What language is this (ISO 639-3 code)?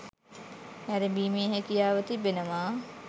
sin